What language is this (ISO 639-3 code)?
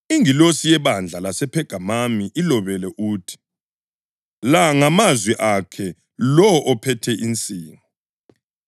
nde